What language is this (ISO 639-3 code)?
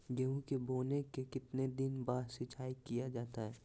mag